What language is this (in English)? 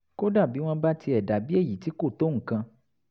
Yoruba